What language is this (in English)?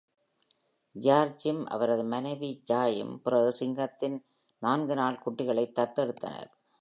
Tamil